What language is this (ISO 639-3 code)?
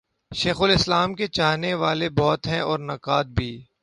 urd